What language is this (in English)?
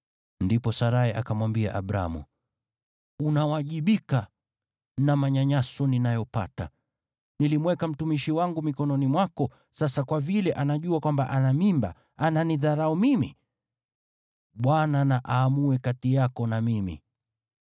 Swahili